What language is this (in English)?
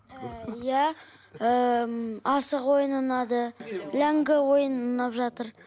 Kazakh